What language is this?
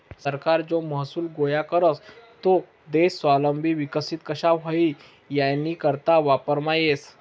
Marathi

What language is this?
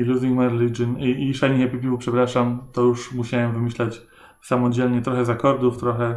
Polish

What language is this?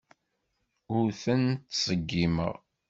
Kabyle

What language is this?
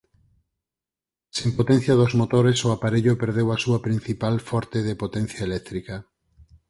Galician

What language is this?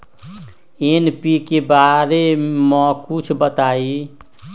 Magahi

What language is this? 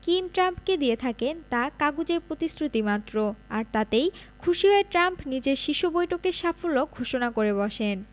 Bangla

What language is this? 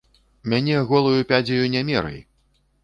Belarusian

